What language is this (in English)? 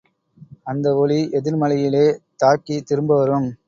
Tamil